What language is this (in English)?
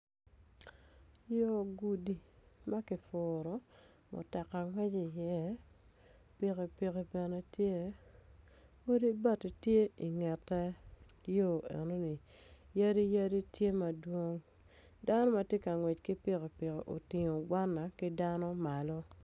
Acoli